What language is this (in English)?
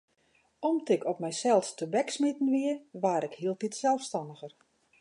Western Frisian